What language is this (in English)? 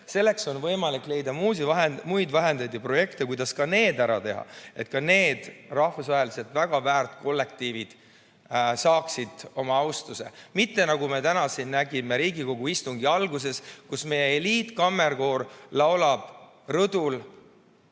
Estonian